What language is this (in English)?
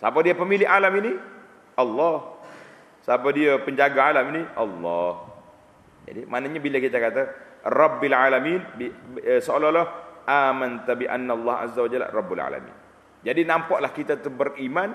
Malay